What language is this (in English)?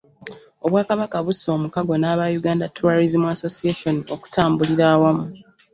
Ganda